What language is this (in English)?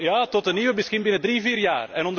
Dutch